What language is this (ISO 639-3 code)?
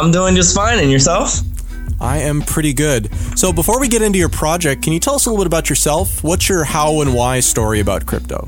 eng